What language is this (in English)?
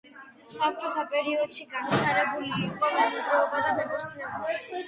Georgian